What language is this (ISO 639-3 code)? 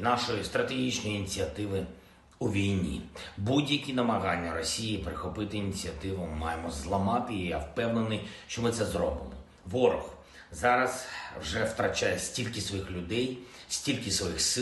ukr